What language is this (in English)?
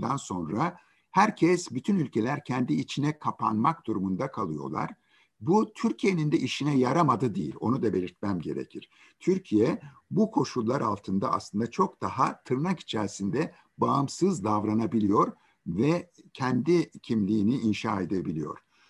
Turkish